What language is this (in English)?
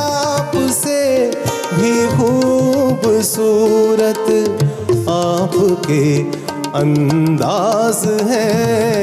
Urdu